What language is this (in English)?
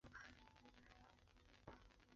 Chinese